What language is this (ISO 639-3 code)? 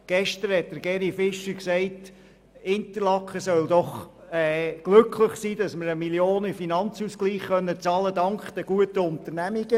gsw